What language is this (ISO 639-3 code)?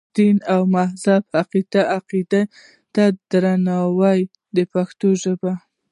pus